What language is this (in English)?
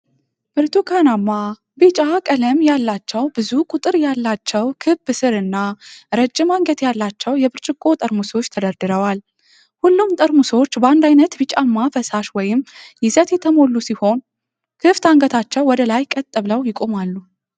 Amharic